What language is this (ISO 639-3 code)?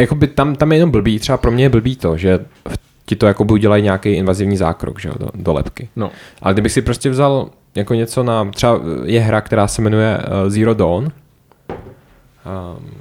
ces